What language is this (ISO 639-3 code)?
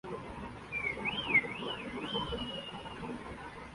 ben